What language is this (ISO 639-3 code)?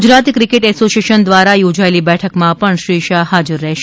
guj